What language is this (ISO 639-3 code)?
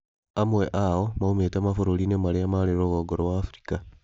kik